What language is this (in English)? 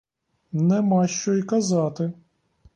Ukrainian